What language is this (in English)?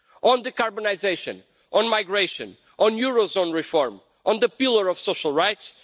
English